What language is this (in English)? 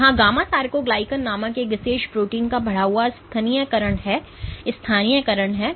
Hindi